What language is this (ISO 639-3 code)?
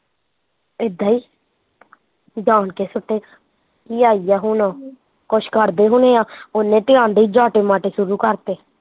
pan